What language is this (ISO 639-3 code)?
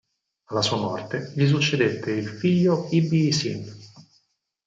ita